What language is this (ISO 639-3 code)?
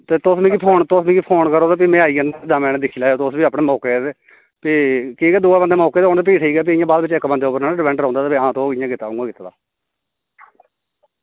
doi